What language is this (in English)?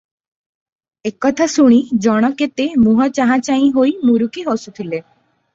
Odia